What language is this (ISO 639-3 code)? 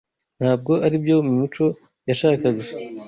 kin